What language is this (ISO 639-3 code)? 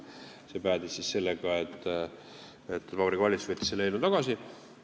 est